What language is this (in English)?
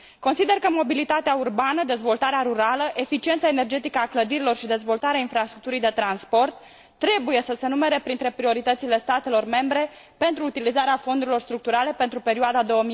Romanian